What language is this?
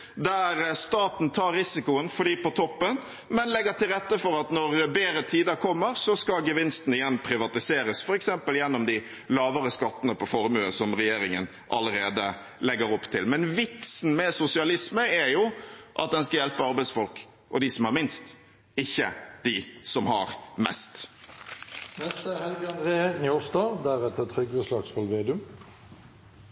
Norwegian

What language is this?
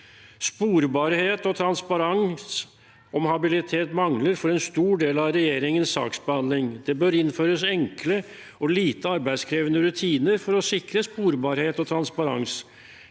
Norwegian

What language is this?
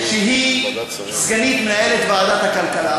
Hebrew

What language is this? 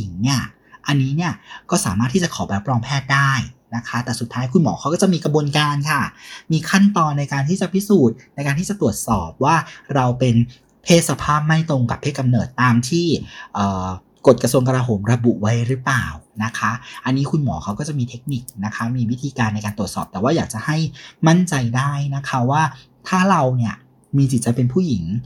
Thai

